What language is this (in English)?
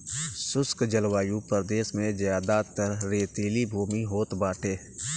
Bhojpuri